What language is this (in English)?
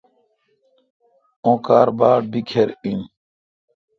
Kalkoti